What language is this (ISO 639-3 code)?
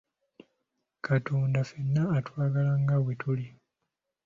lug